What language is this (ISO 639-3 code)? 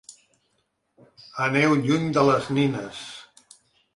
cat